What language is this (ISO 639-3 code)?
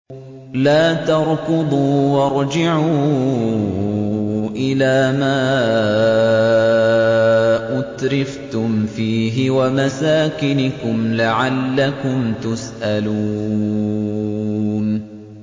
ara